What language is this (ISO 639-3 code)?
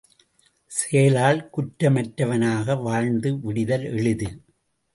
tam